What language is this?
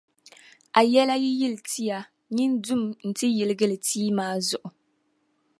Dagbani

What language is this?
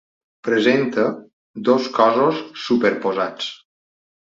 Catalan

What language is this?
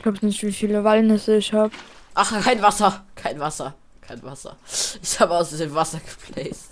German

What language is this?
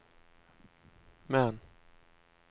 Danish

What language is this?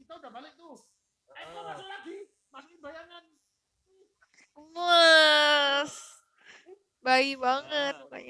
Indonesian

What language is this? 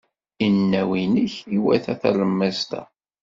Kabyle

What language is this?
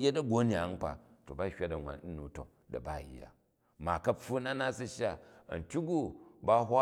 Jju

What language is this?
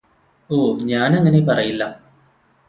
Malayalam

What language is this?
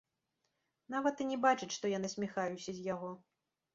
Belarusian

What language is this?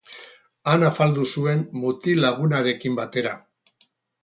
Basque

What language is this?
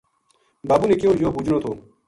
Gujari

